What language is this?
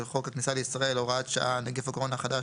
Hebrew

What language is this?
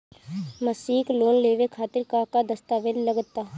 Bhojpuri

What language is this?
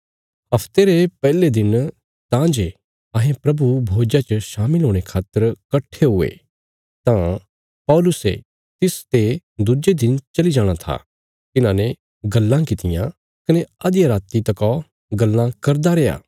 Bilaspuri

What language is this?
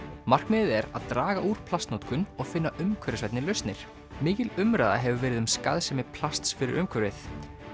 Icelandic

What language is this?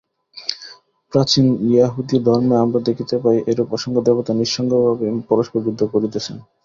Bangla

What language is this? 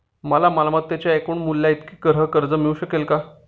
Marathi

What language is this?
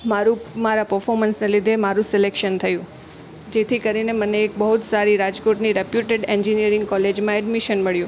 Gujarati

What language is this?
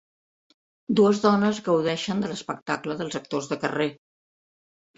Catalan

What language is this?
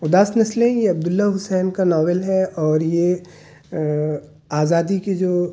Urdu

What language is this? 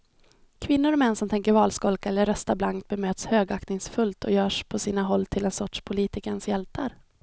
Swedish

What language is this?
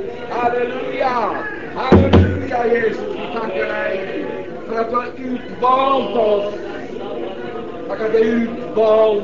Swedish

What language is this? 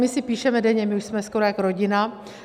Czech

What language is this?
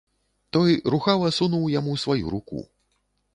Belarusian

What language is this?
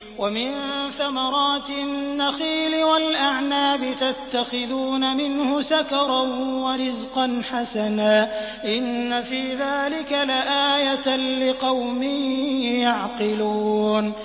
Arabic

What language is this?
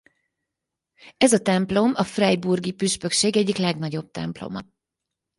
Hungarian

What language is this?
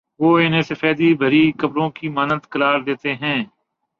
Urdu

